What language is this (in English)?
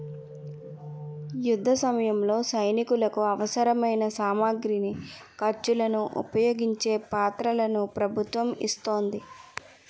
Telugu